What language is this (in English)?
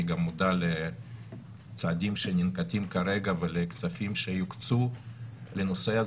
Hebrew